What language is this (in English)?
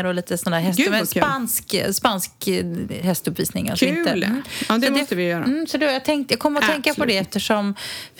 Swedish